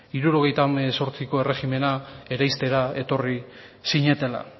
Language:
Basque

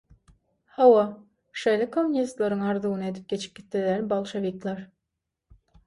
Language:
Turkmen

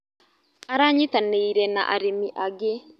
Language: Kikuyu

